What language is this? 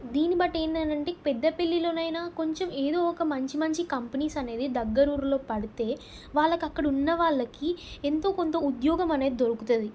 Telugu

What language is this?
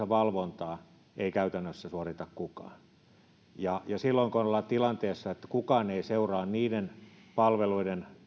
Finnish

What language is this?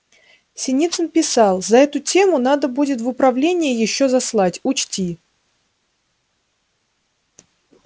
Russian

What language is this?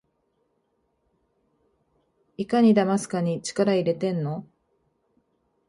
Japanese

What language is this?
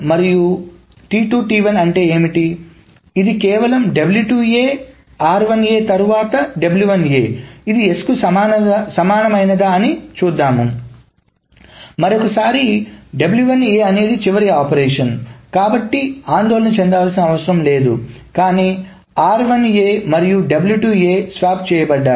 Telugu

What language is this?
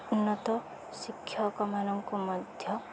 Odia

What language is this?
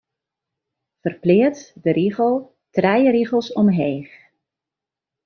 Western Frisian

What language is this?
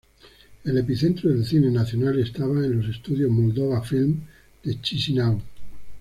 Spanish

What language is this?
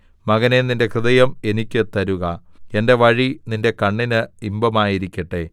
Malayalam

